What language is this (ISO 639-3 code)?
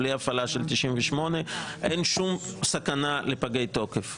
heb